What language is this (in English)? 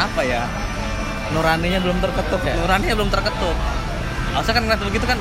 Indonesian